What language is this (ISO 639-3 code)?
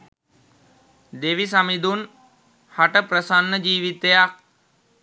sin